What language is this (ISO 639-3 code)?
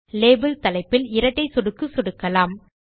tam